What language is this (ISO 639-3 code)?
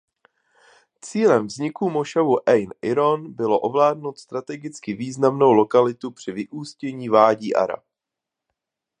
ces